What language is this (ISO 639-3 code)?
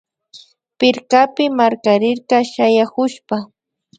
qvi